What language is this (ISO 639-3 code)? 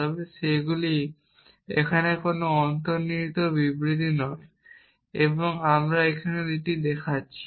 ben